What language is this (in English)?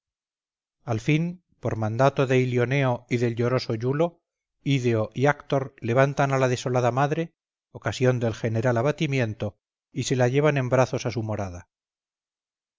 Spanish